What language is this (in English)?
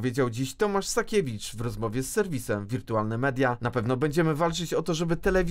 Polish